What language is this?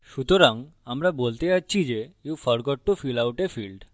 Bangla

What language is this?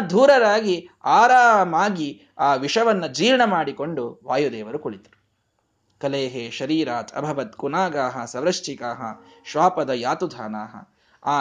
Kannada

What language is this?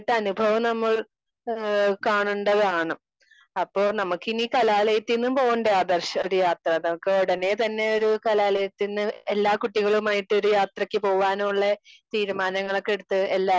Malayalam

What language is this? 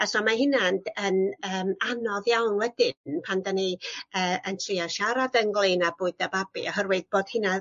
Welsh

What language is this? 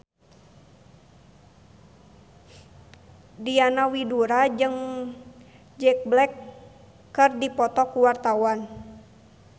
Sundanese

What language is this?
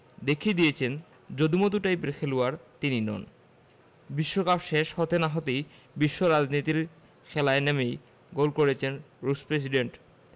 Bangla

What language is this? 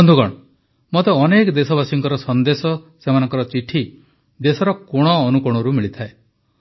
Odia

